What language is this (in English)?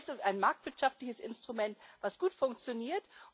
German